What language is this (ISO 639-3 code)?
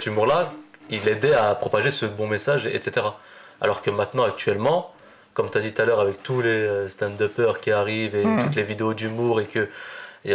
fra